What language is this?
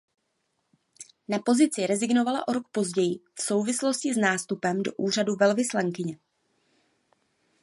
Czech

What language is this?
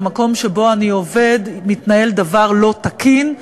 Hebrew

